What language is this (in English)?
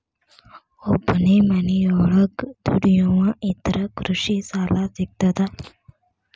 Kannada